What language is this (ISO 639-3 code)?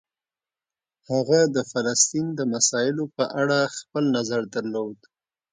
pus